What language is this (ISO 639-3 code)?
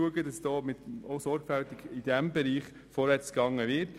gsw